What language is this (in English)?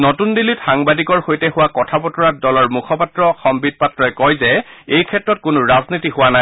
Assamese